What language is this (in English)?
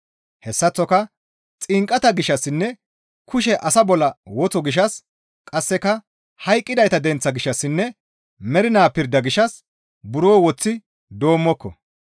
Gamo